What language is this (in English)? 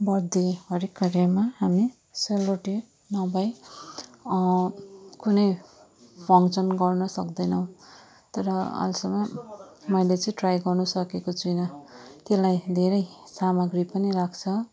Nepali